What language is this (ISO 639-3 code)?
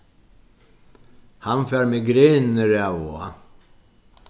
fao